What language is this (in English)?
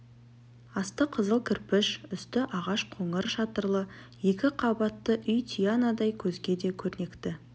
Kazakh